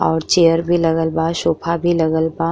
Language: Bhojpuri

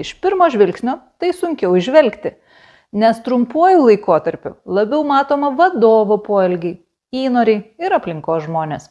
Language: Lithuanian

